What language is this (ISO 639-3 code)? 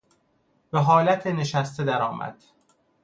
fas